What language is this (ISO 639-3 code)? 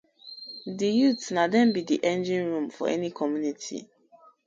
pcm